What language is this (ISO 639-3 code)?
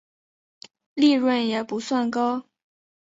zho